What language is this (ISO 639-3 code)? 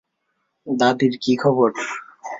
ben